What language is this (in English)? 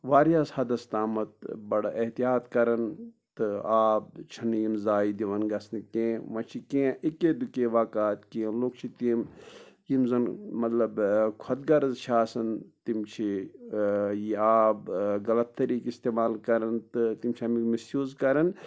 Kashmiri